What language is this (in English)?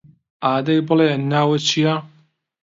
Central Kurdish